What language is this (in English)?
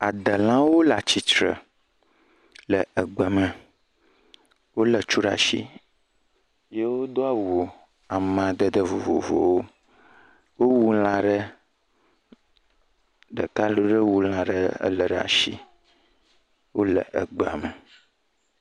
Ewe